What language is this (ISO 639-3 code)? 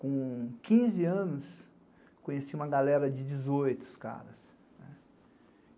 por